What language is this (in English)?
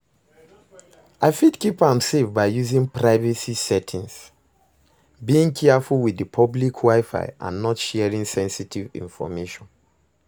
Nigerian Pidgin